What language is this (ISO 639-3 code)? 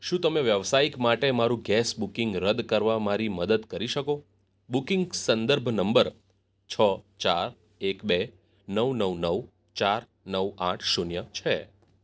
guj